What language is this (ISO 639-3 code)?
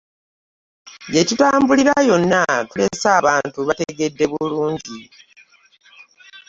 lug